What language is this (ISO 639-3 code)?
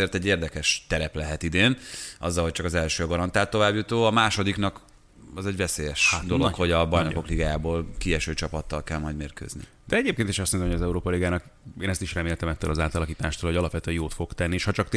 hun